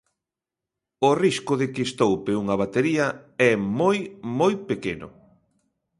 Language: Galician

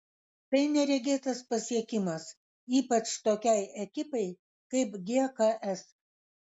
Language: Lithuanian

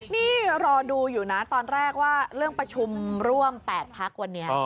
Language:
Thai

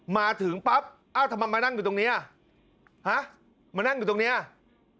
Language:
Thai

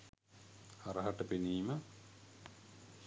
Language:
Sinhala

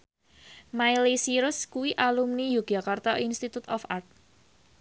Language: Javanese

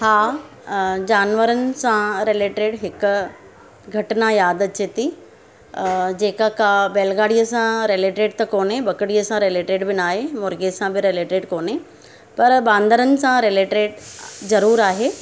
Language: Sindhi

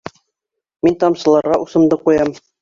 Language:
Bashkir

